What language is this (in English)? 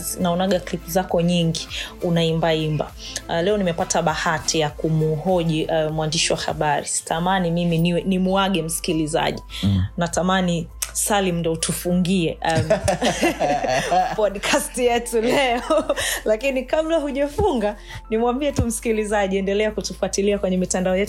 Swahili